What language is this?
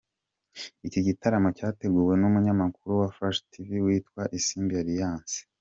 Kinyarwanda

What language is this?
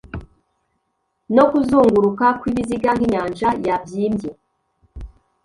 Kinyarwanda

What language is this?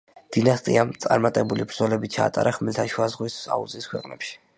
Georgian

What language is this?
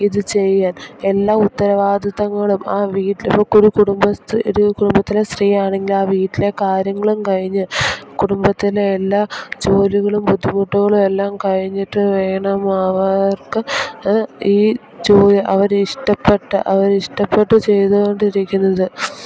Malayalam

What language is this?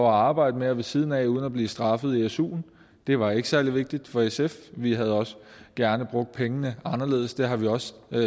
Danish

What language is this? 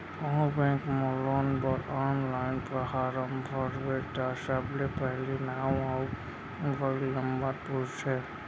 Chhattisgarhi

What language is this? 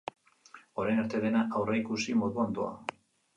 Basque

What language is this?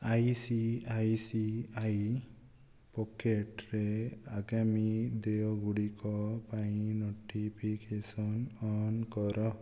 Odia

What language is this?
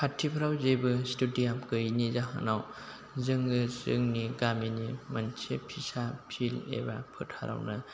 Bodo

